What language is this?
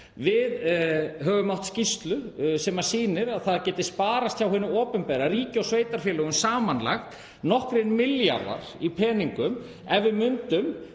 Icelandic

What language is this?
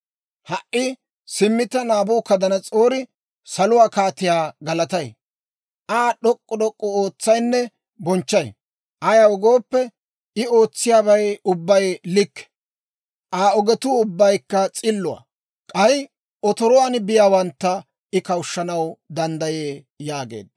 Dawro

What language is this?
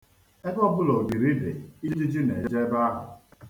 Igbo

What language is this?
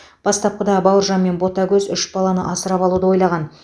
Kazakh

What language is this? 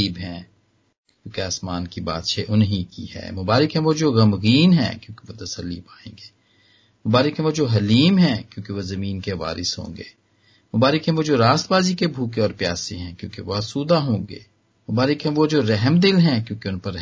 Hindi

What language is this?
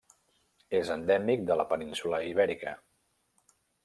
Catalan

